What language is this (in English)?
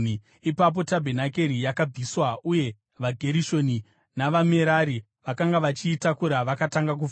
Shona